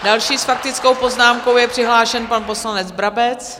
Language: Czech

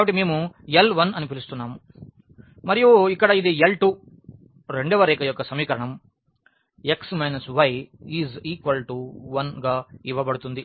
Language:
Telugu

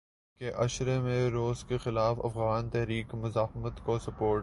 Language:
Urdu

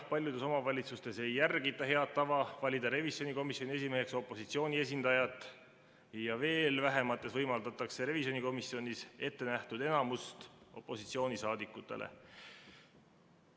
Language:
Estonian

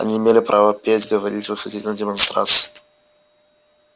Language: Russian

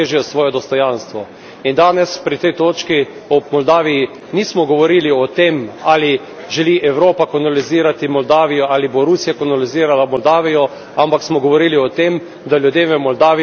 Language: Slovenian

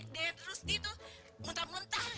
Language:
Indonesian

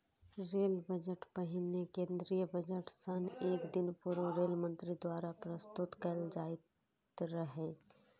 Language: Maithili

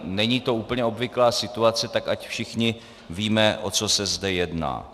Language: Czech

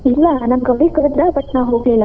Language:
Kannada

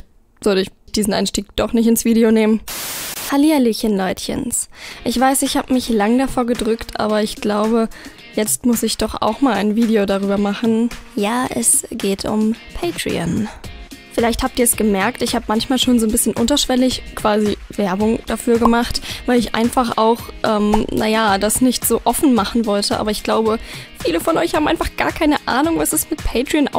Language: German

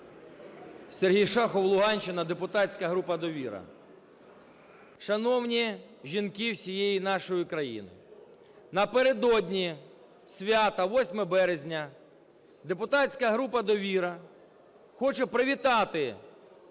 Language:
Ukrainian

